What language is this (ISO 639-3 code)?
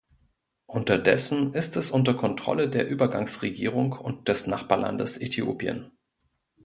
deu